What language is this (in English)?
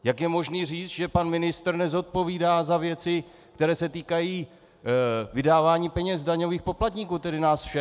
Czech